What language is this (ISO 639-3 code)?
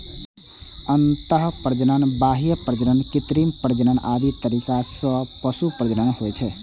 mai